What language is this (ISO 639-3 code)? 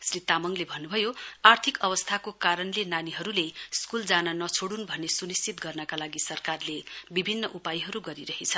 nep